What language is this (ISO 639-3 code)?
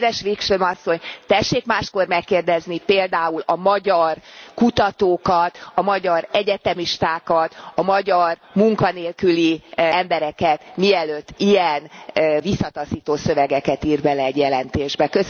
hun